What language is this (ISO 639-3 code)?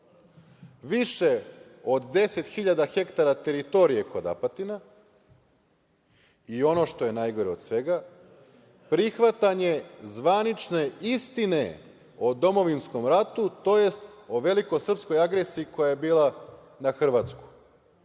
srp